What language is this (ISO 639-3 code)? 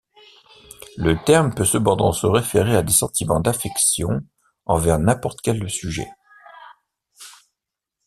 fra